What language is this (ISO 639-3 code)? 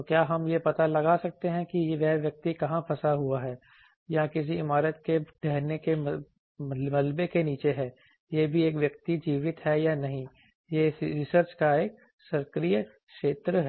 hin